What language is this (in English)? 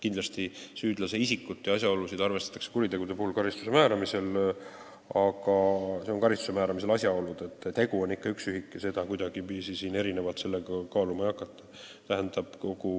Estonian